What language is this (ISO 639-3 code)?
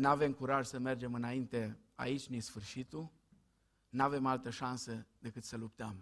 ron